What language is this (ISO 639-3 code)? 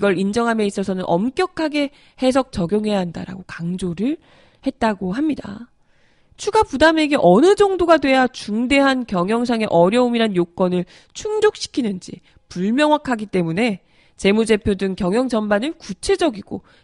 kor